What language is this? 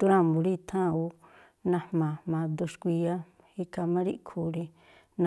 Tlacoapa Me'phaa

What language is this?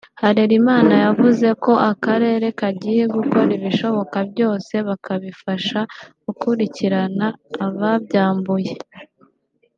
Kinyarwanda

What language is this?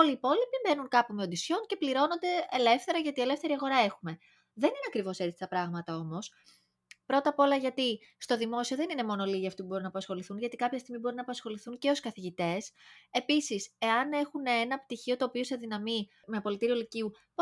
Greek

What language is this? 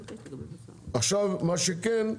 Hebrew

